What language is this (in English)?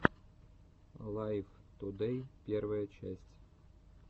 Russian